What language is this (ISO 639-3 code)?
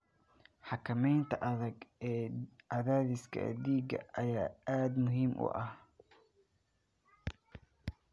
som